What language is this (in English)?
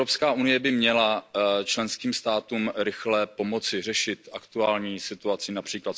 Czech